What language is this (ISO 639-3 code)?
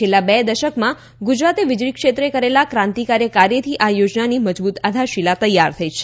guj